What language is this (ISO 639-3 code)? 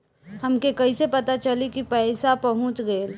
bho